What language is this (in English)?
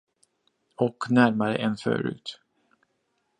Swedish